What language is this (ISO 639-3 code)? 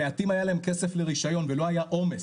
heb